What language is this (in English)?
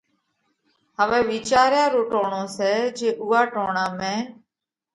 Parkari Koli